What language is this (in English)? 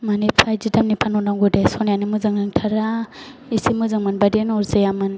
Bodo